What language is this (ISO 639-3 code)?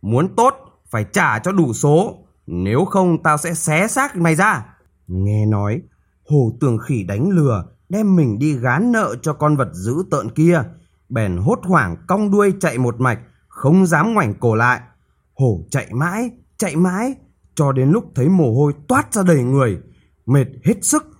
vie